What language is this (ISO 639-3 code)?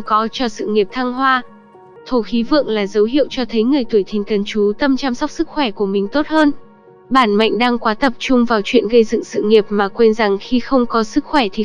vie